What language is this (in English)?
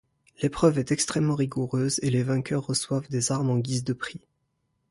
French